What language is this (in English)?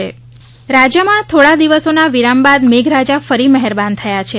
Gujarati